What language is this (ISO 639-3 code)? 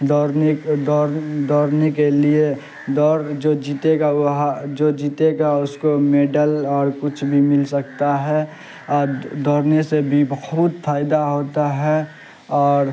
urd